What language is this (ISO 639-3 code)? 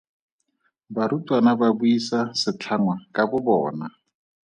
tsn